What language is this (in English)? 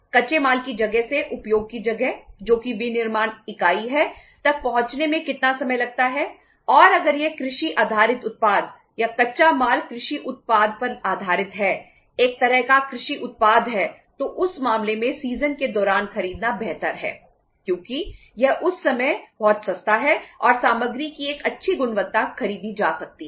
Hindi